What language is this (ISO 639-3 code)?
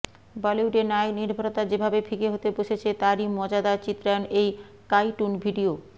ben